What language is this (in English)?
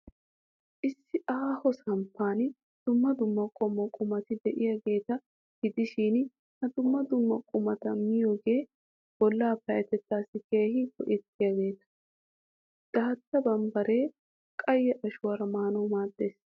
Wolaytta